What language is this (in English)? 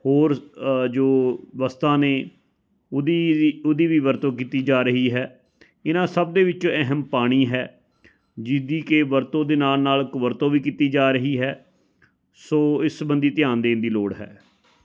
Punjabi